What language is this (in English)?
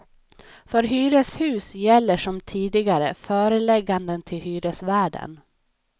Swedish